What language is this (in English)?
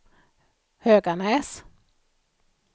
Swedish